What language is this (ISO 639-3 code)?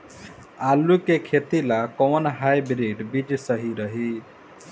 bho